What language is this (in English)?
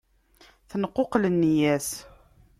Kabyle